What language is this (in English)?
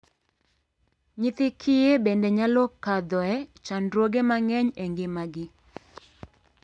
Luo (Kenya and Tanzania)